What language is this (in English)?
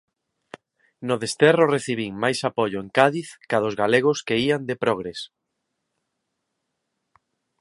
Galician